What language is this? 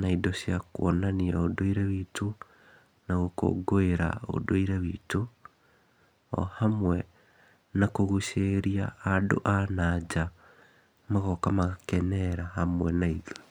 Kikuyu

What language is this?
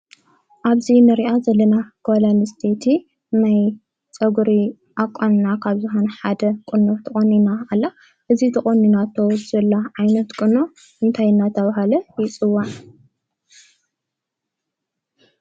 Tigrinya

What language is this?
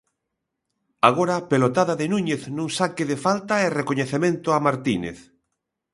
Galician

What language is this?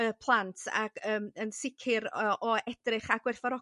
Welsh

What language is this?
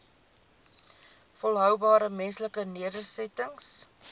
Afrikaans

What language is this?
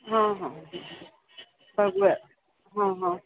Marathi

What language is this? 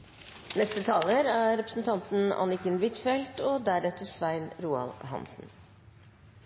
Norwegian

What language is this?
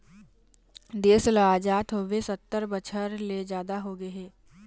Chhattisgarhi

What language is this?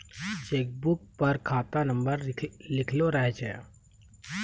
Maithili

